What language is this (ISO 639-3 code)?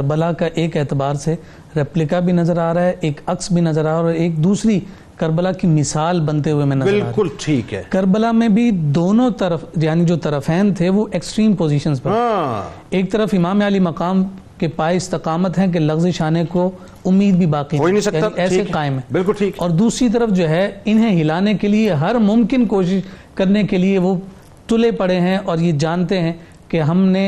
urd